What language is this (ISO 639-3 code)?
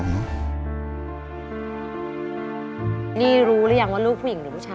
tha